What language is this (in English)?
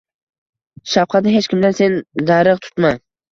Uzbek